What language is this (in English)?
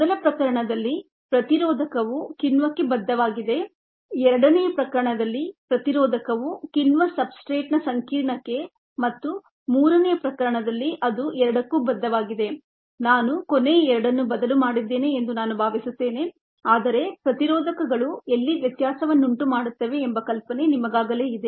Kannada